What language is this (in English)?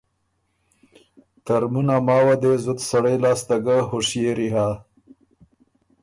Ormuri